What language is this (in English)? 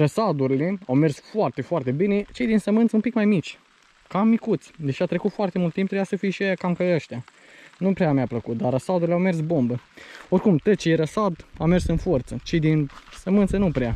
Romanian